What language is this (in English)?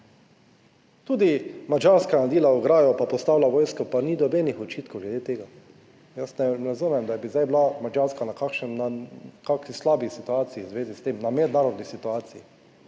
Slovenian